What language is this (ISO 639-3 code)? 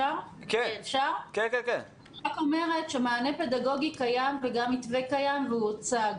heb